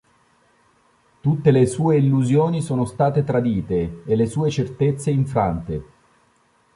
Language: Italian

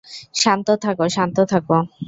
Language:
Bangla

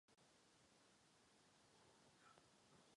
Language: Czech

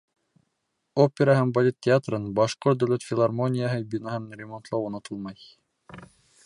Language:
Bashkir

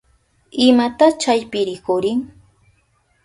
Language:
Southern Pastaza Quechua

